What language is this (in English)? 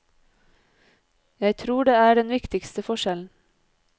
Norwegian